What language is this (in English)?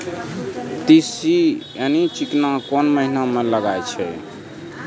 Maithili